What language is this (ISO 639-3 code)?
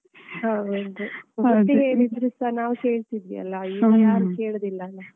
kan